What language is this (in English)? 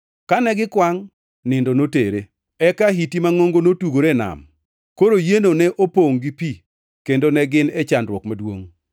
Luo (Kenya and Tanzania)